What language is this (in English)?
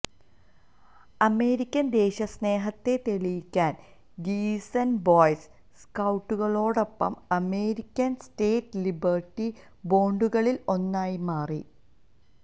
Malayalam